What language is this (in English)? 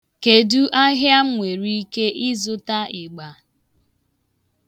Igbo